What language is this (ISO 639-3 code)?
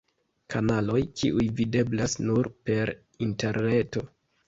epo